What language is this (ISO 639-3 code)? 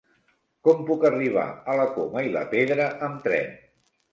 cat